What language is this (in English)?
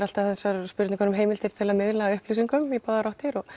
Icelandic